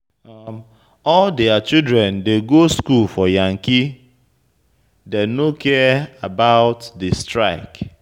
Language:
Nigerian Pidgin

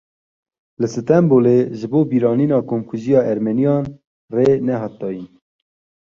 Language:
Kurdish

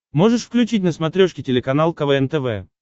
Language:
Russian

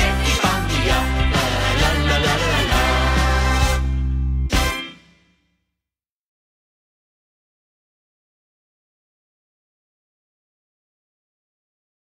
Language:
Spanish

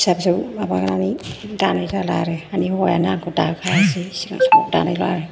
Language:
Bodo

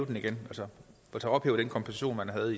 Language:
Danish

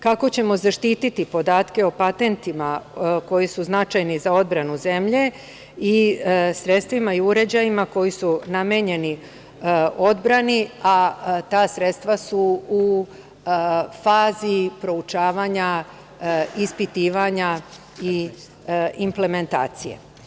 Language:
Serbian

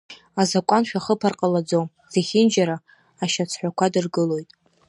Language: Abkhazian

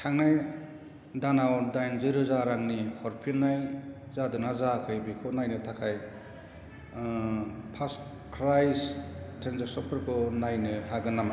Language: Bodo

